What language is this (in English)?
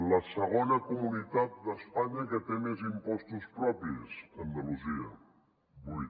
Catalan